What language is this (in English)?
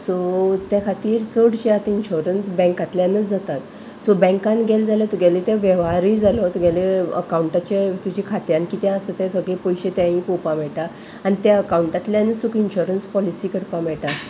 Konkani